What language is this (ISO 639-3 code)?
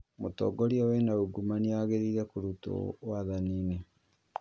kik